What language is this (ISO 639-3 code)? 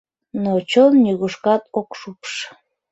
chm